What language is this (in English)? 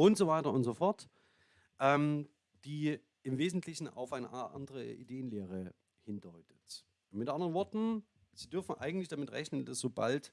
German